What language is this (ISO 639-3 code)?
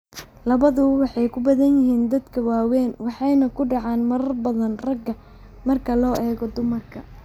som